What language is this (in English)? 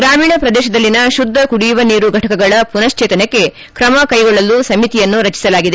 Kannada